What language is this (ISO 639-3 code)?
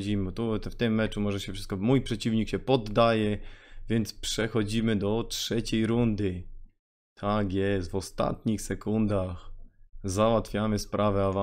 pol